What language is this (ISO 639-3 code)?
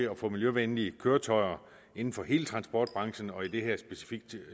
dan